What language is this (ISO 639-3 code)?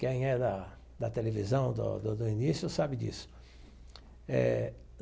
por